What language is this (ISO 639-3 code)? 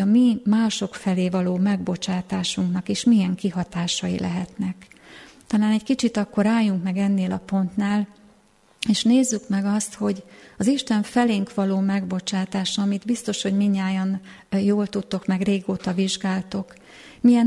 hun